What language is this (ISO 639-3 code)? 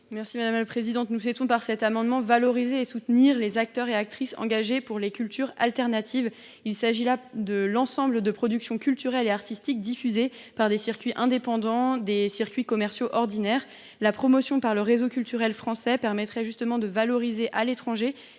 fra